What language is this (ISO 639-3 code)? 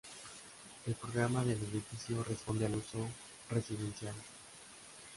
spa